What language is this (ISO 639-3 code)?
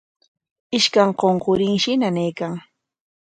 qwa